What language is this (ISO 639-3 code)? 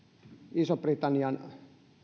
fin